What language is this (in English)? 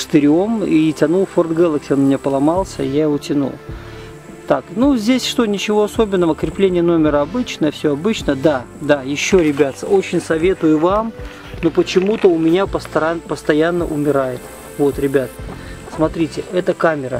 Russian